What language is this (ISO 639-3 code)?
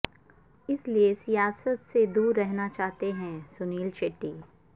urd